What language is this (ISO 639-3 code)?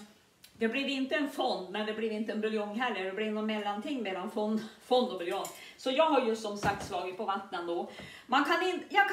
swe